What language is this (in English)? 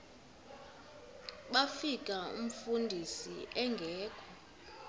Xhosa